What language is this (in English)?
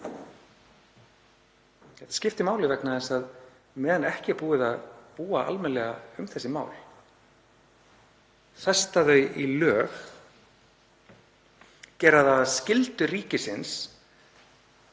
Icelandic